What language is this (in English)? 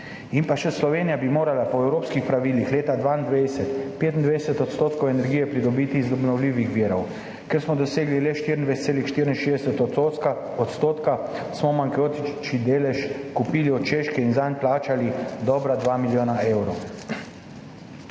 Slovenian